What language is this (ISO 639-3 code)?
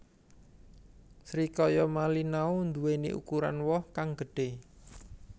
jav